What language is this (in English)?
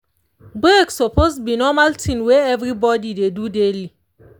Nigerian Pidgin